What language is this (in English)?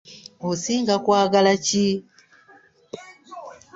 Ganda